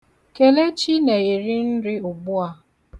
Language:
Igbo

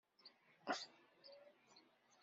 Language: Kabyle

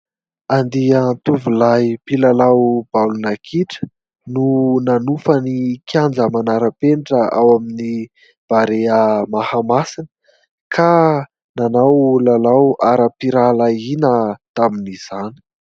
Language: Malagasy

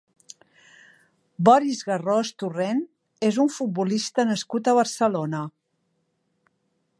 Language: Catalan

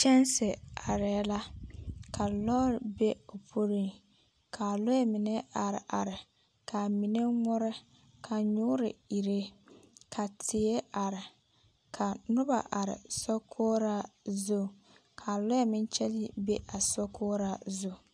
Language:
Southern Dagaare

